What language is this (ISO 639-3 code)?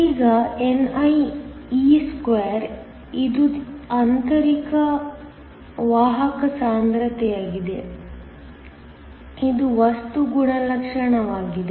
kan